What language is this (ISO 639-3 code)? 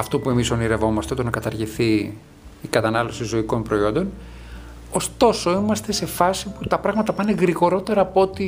ell